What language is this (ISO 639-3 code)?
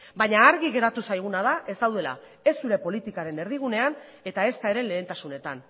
eus